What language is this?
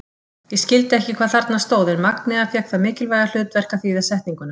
Icelandic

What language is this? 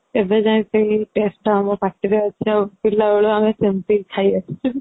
Odia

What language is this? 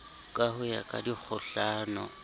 Southern Sotho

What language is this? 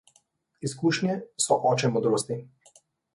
Slovenian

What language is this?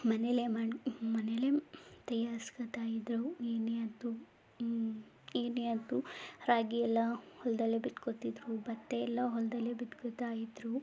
Kannada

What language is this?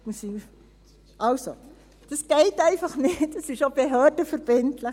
Swiss German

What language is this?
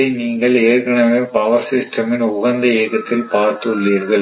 Tamil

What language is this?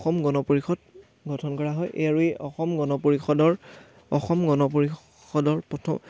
Assamese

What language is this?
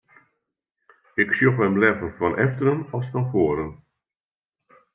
Western Frisian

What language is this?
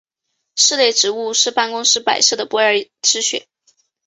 Chinese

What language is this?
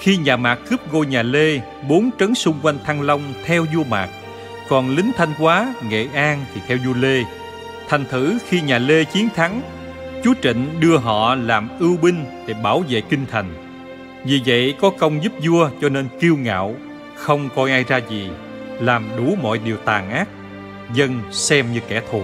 Vietnamese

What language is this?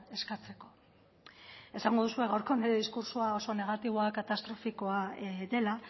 Basque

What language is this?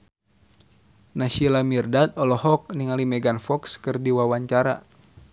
Sundanese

